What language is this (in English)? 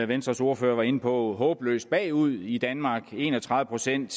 Danish